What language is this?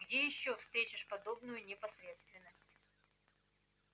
Russian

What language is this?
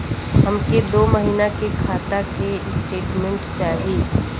Bhojpuri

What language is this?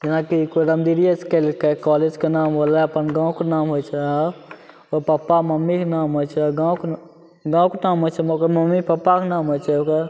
Maithili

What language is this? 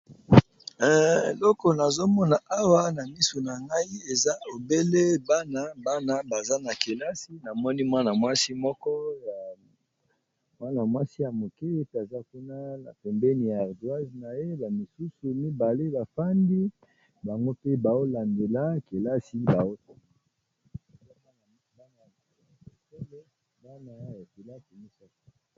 Lingala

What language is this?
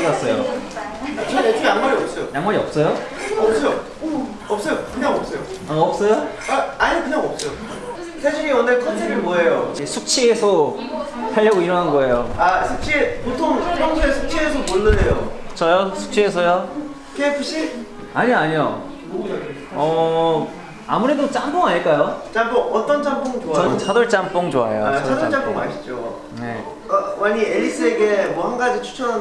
Korean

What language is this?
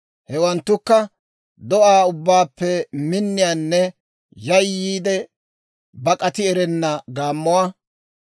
Dawro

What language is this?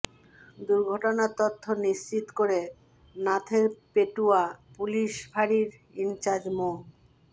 Bangla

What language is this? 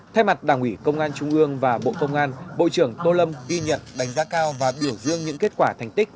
Vietnamese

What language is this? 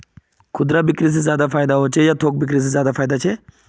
Magahi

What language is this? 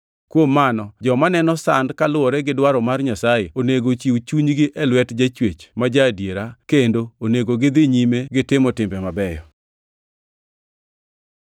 Luo (Kenya and Tanzania)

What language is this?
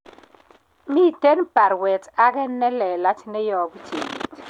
Kalenjin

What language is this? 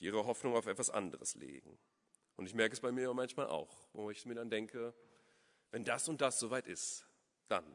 German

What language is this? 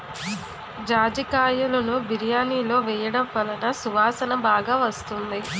Telugu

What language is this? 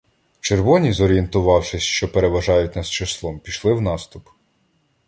Ukrainian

